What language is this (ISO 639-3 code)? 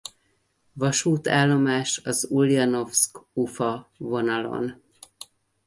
hun